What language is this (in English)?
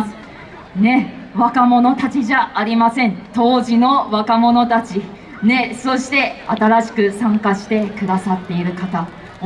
Japanese